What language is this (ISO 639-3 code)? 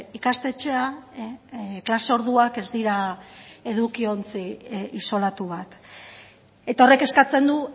eus